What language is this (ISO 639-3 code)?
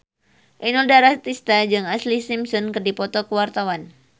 sun